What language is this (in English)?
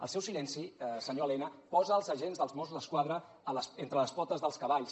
Catalan